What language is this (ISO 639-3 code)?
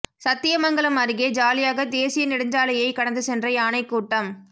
tam